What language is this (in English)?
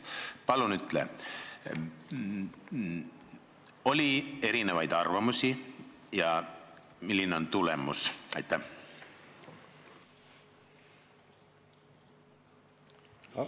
Estonian